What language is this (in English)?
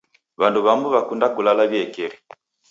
Taita